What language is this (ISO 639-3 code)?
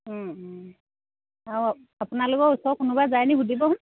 asm